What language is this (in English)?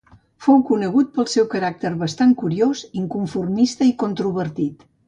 Catalan